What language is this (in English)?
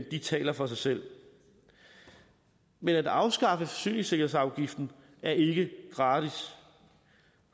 Danish